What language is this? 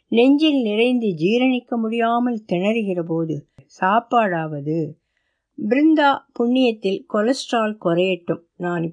Tamil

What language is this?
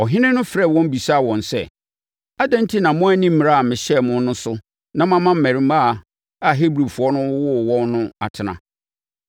Akan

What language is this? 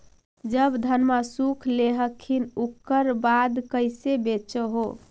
Magahi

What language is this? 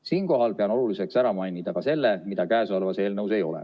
Estonian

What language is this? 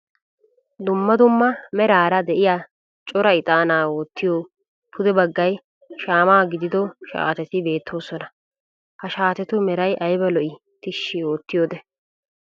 Wolaytta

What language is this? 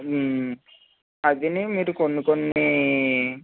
Telugu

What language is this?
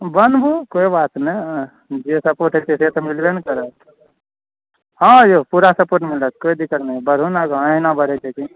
Maithili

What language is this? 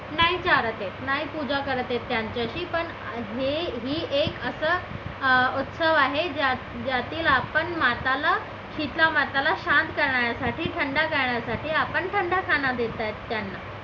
Marathi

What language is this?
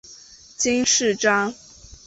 Chinese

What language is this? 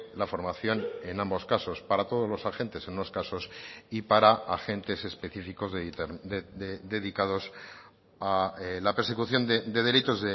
Spanish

